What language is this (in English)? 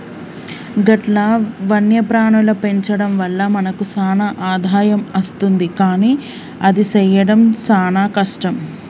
Telugu